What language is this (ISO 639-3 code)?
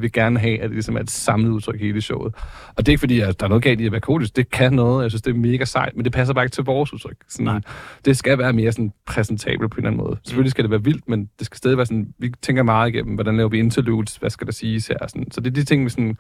dan